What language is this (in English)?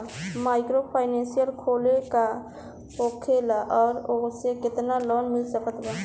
Bhojpuri